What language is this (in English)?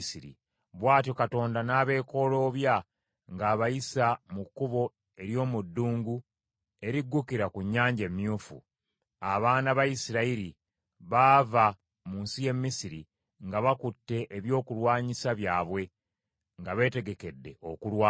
Ganda